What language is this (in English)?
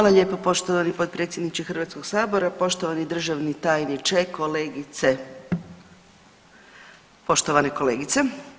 Croatian